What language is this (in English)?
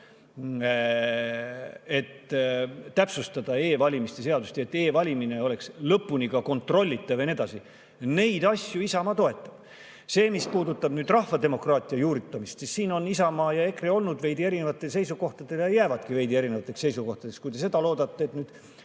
Estonian